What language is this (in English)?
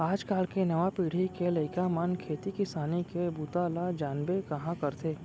Chhattisgarhi